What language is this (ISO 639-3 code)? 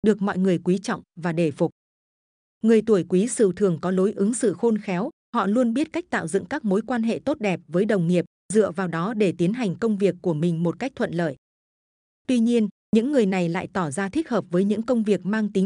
vie